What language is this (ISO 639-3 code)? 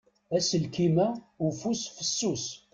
kab